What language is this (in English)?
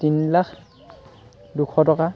Assamese